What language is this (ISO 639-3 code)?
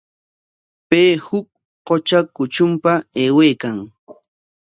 qwa